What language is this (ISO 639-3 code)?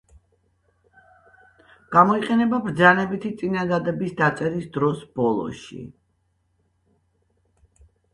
kat